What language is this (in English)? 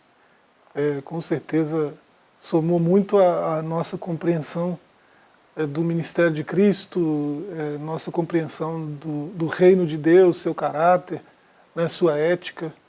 Portuguese